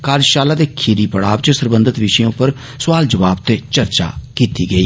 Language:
Dogri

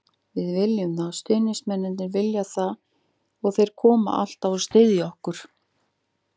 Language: Icelandic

